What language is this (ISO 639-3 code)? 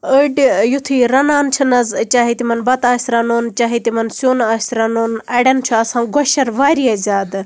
kas